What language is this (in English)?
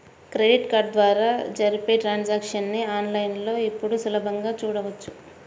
Telugu